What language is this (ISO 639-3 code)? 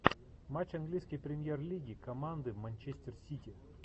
rus